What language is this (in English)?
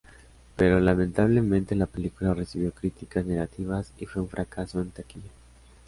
Spanish